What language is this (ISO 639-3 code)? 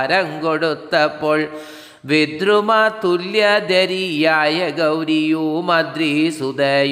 mal